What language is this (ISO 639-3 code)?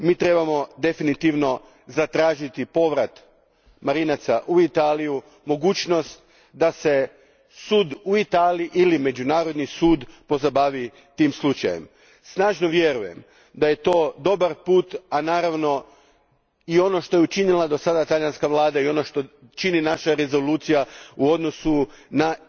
hrv